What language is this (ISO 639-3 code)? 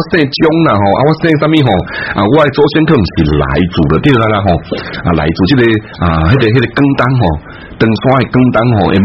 zho